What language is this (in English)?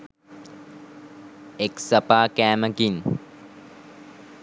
Sinhala